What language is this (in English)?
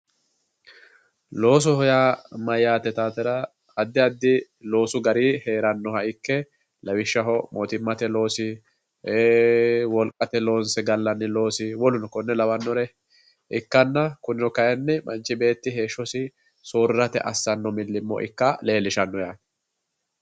Sidamo